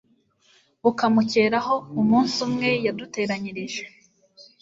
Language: Kinyarwanda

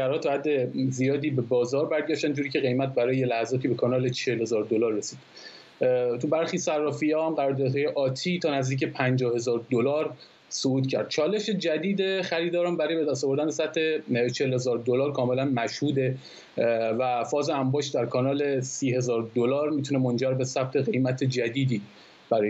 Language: Persian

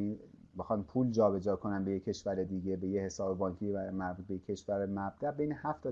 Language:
Persian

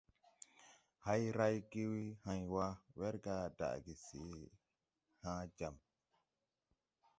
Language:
Tupuri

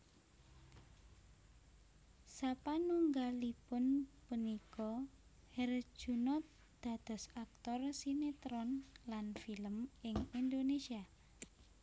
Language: Javanese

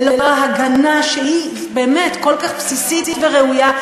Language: Hebrew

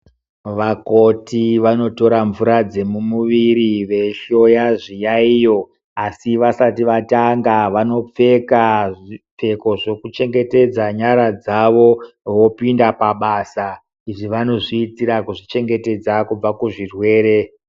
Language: Ndau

